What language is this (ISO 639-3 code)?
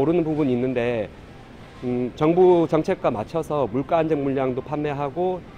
kor